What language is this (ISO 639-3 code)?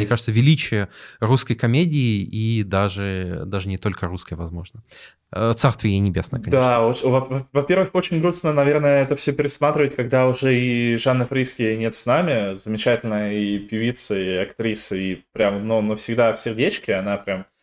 rus